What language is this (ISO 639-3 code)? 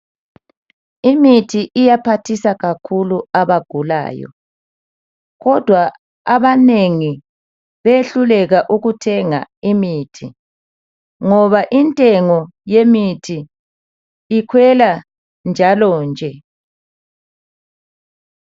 nde